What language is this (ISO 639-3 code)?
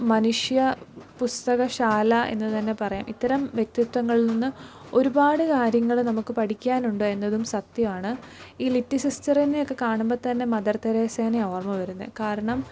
mal